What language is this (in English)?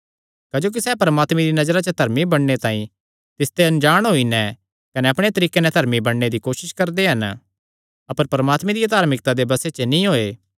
Kangri